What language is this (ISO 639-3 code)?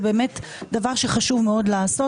heb